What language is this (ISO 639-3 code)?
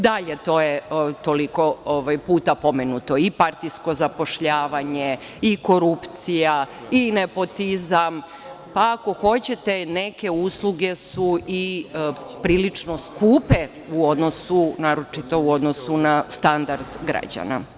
srp